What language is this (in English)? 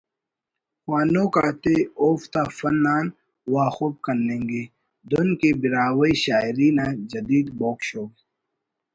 Brahui